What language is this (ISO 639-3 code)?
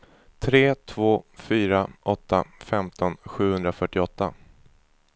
swe